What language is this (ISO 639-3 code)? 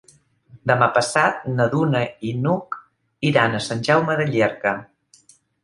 cat